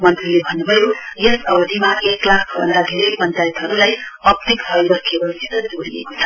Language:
Nepali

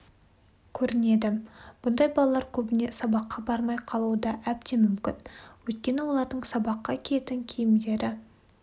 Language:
Kazakh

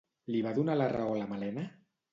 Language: Catalan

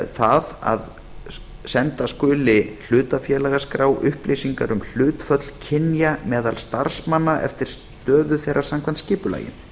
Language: Icelandic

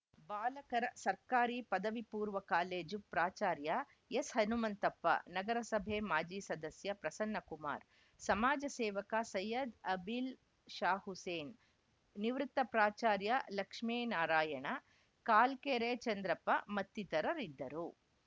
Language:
Kannada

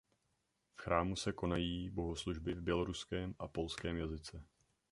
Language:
Czech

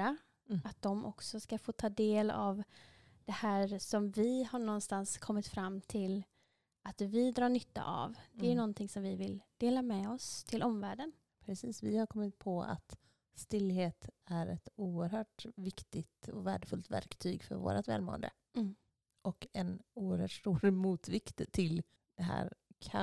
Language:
Swedish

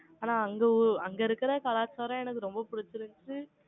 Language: Tamil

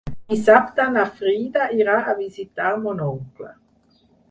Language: Catalan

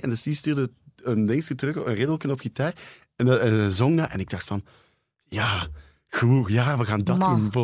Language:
Dutch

